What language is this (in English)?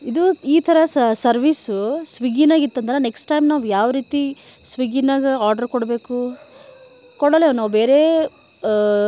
Kannada